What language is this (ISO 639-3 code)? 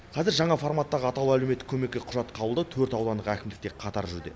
kaz